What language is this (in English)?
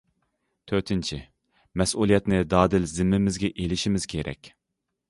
Uyghur